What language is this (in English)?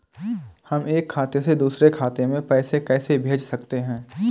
Hindi